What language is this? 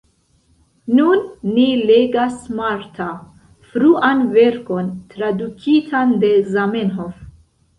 Esperanto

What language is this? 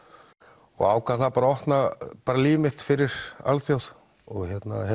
Icelandic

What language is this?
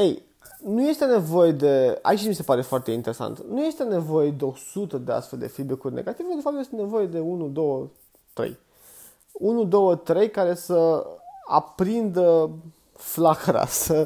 Romanian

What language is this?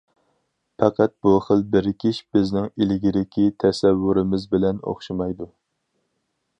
Uyghur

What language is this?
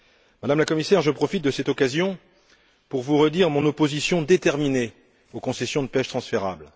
French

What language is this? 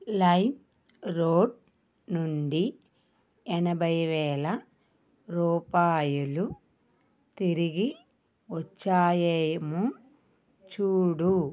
Telugu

